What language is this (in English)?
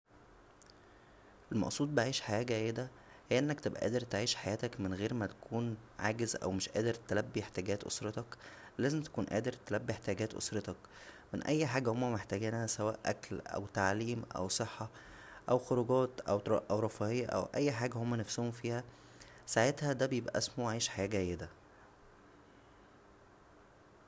Egyptian Arabic